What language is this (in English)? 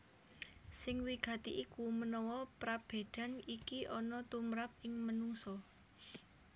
Javanese